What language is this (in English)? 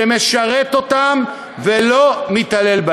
Hebrew